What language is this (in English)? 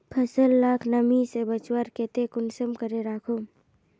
Magahi